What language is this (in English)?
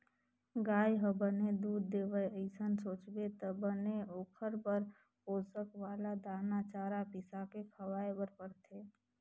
Chhattisgarhi